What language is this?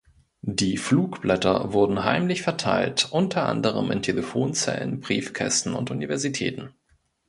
German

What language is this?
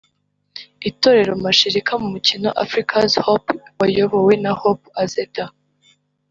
Kinyarwanda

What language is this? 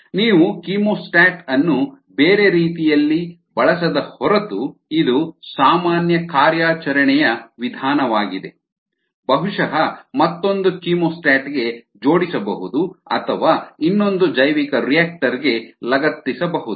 Kannada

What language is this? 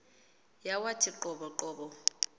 Xhosa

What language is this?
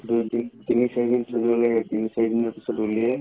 Assamese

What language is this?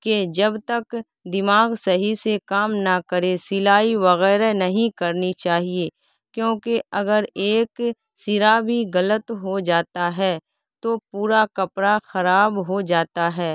Urdu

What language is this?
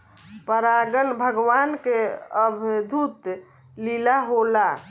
Bhojpuri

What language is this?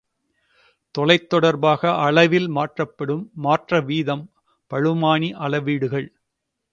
Tamil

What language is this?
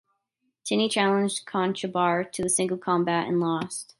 English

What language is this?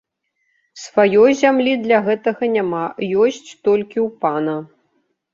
Belarusian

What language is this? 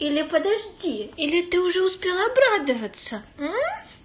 Russian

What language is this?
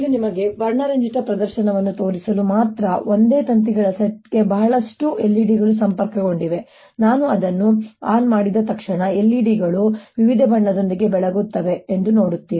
Kannada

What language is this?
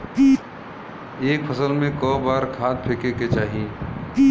Bhojpuri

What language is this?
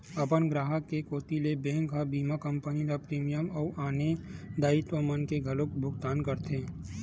Chhattisgarhi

